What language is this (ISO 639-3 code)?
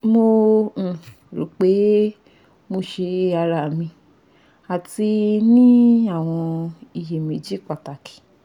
yor